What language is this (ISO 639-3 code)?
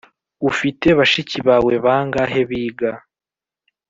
kin